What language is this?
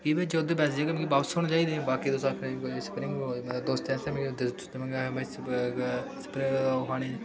Dogri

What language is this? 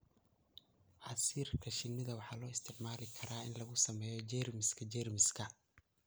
Somali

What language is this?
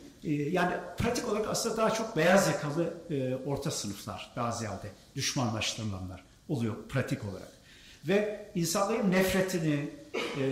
Turkish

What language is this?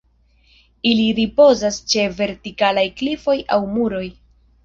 Esperanto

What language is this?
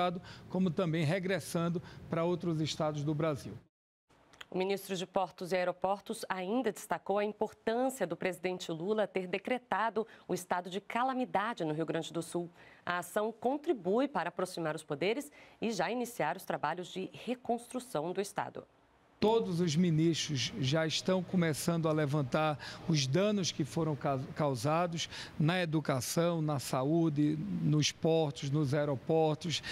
Portuguese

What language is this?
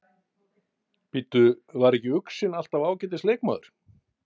Icelandic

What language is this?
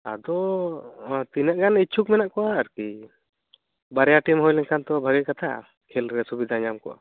Santali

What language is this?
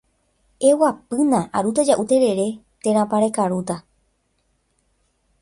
Guarani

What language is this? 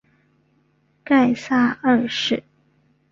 Chinese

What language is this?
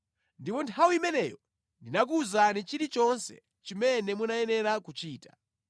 Nyanja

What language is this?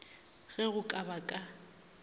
Northern Sotho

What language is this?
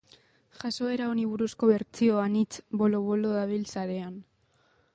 Basque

